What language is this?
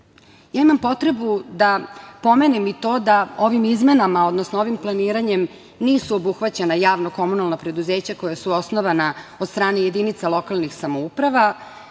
Serbian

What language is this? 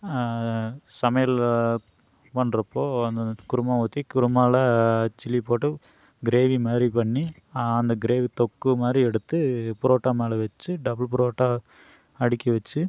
Tamil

